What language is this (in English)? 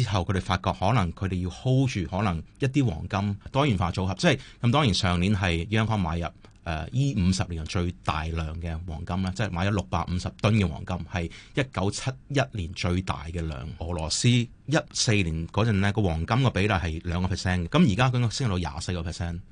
Chinese